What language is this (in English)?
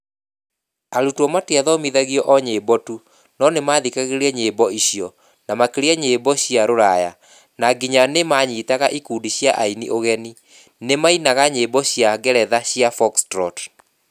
Kikuyu